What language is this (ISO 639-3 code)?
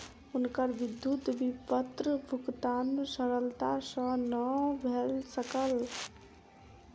mai